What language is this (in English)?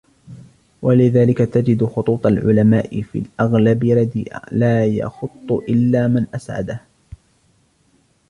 Arabic